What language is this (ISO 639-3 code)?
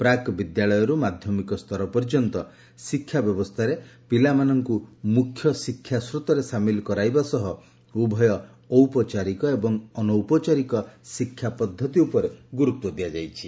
ori